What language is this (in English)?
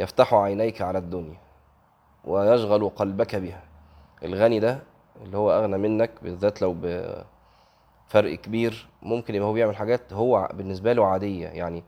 Arabic